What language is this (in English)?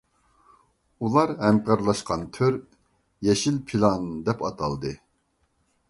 Uyghur